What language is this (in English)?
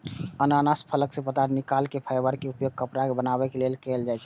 Maithili